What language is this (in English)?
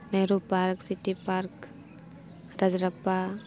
Santali